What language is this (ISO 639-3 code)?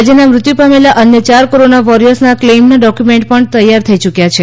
guj